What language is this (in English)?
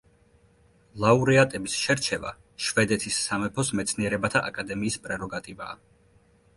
Georgian